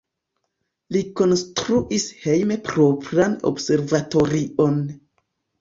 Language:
Esperanto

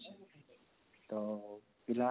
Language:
Odia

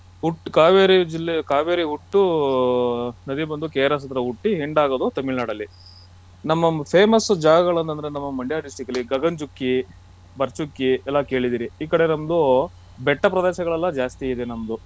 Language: Kannada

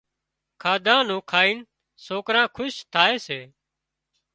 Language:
Wadiyara Koli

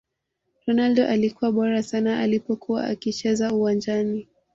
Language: Swahili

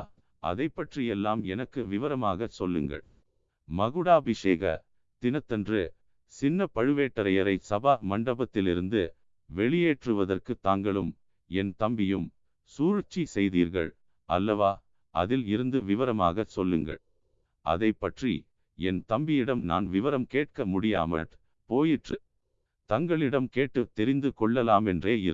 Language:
Tamil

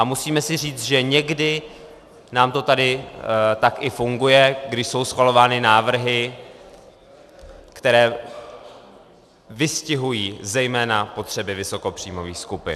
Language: Czech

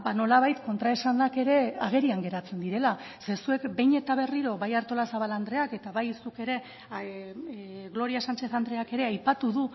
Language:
Basque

